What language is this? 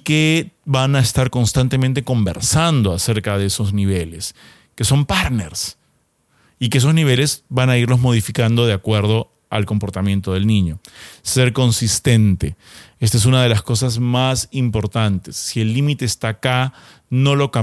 Spanish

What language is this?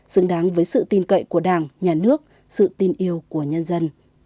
Vietnamese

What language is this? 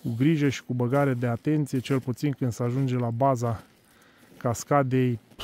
Romanian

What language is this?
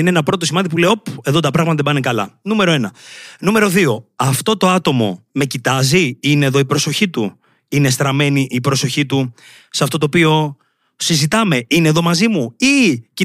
Greek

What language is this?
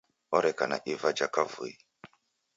Taita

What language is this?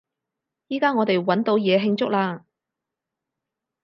Cantonese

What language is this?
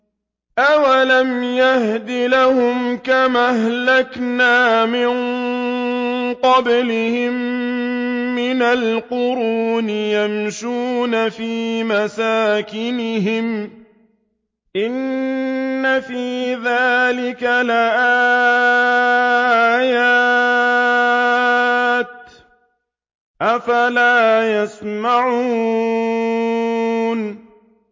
Arabic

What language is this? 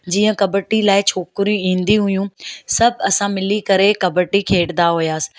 Sindhi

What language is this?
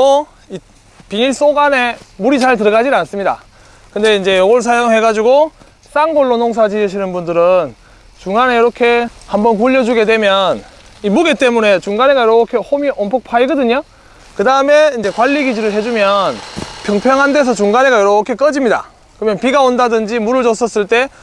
Korean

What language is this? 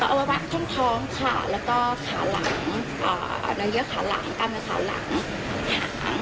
Thai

